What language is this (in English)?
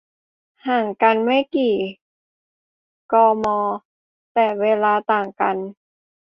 Thai